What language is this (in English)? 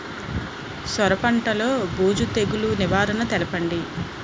Telugu